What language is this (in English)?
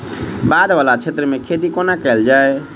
Maithili